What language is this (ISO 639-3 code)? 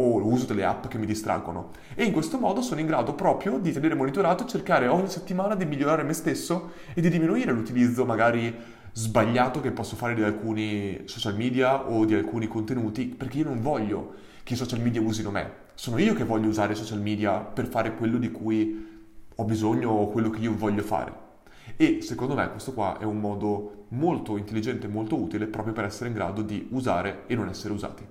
ita